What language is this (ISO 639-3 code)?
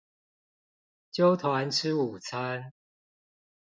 zho